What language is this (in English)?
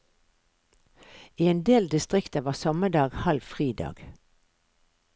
Norwegian